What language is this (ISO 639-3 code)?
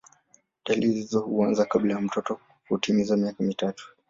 swa